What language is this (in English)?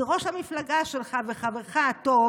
Hebrew